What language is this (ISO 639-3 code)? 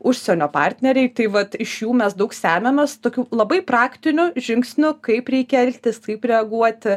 lit